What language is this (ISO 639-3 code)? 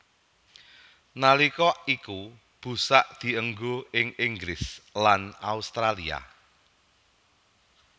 jav